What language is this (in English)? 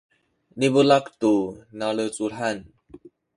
Sakizaya